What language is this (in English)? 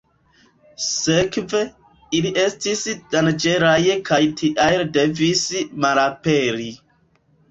Esperanto